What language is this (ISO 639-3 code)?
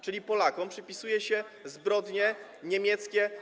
pol